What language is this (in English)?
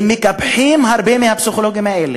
Hebrew